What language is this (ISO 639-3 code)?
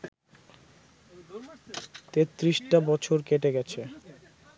ben